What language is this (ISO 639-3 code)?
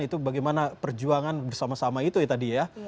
ind